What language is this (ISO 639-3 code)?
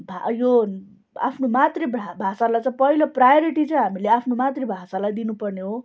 nep